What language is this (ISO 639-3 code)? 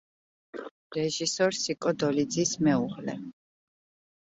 kat